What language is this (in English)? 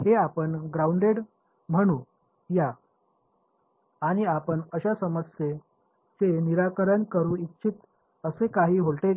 Marathi